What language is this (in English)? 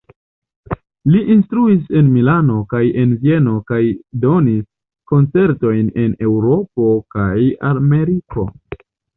Esperanto